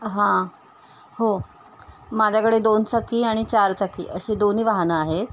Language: Marathi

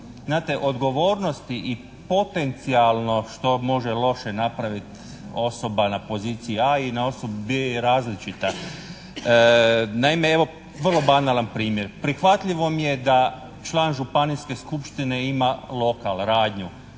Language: Croatian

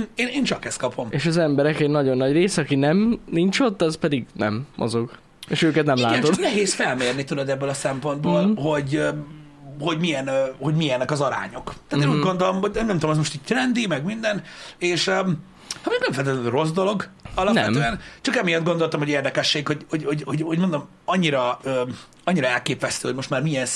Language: Hungarian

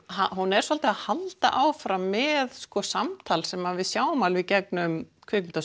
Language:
Icelandic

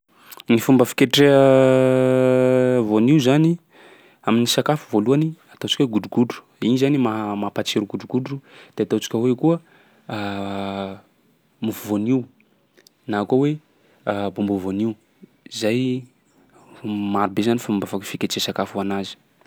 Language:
Sakalava Malagasy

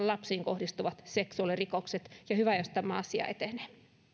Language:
Finnish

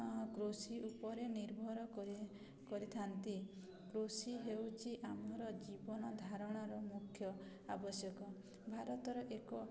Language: Odia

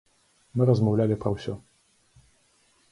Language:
Belarusian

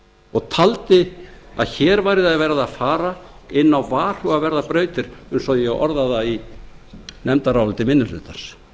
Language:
Icelandic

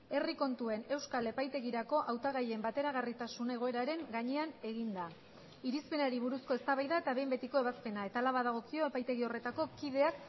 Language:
Basque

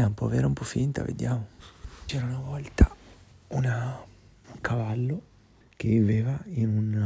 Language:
Italian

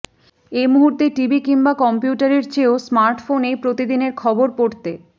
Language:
Bangla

